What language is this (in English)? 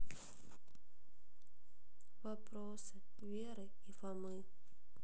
Russian